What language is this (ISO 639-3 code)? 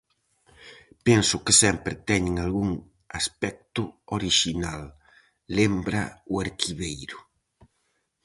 glg